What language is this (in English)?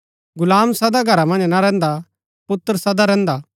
Gaddi